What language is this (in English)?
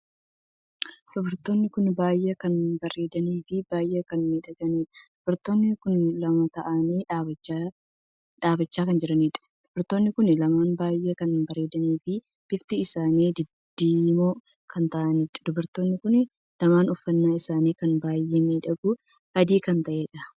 Oromo